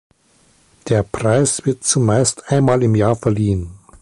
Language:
German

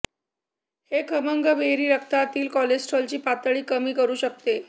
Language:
Marathi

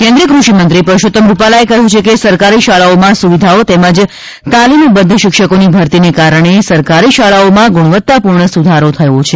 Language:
Gujarati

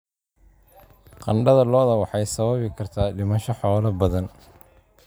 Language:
Somali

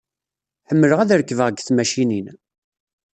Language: Kabyle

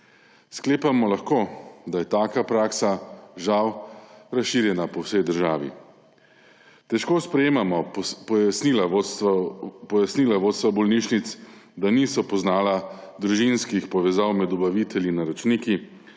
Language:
Slovenian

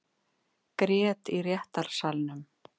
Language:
Icelandic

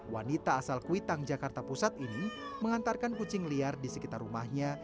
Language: Indonesian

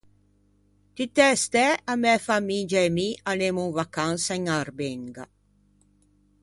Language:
Ligurian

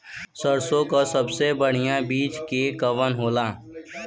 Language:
Bhojpuri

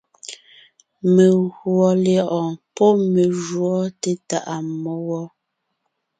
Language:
Ngiemboon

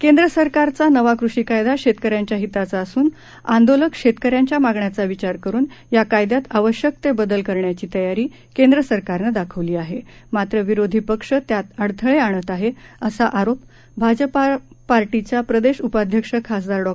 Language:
Marathi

